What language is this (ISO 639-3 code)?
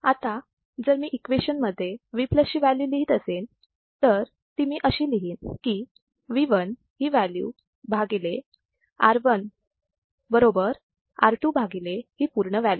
mar